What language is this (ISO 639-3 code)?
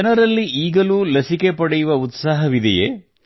kan